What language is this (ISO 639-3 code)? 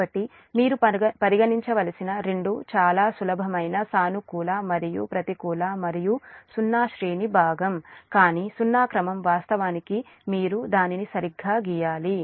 tel